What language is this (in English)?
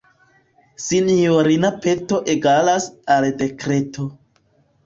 Esperanto